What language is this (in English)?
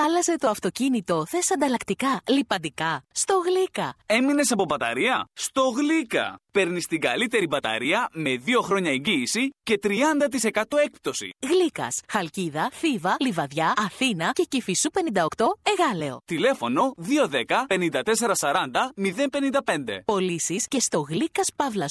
Greek